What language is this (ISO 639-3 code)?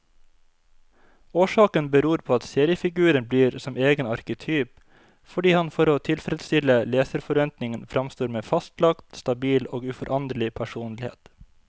nor